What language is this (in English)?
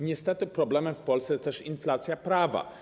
Polish